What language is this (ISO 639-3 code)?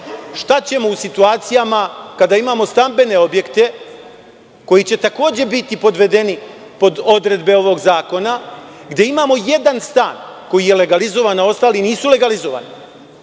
srp